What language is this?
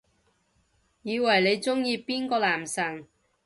Cantonese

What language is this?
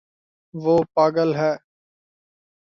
Urdu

